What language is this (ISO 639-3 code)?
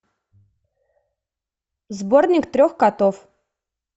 rus